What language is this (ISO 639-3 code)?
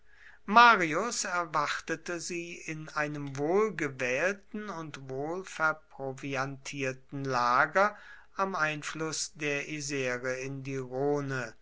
deu